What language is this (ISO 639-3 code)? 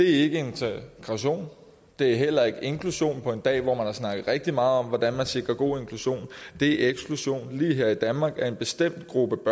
dan